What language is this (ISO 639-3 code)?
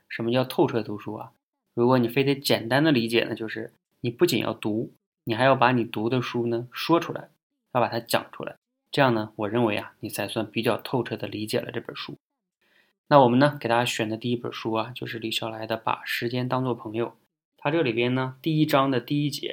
zho